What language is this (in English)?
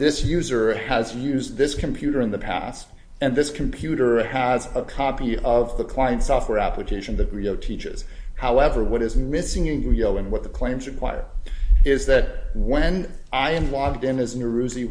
English